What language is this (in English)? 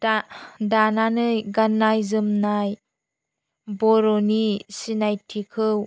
Bodo